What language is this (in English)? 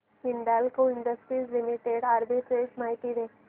Marathi